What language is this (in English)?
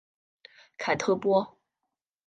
Chinese